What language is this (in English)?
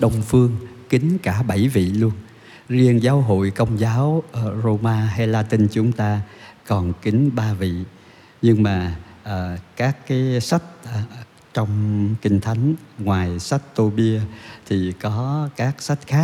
Vietnamese